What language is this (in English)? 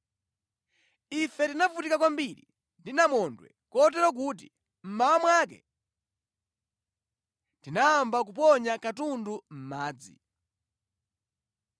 Nyanja